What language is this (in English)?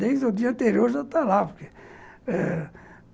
Portuguese